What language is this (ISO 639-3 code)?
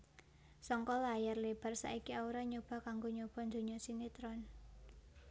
jav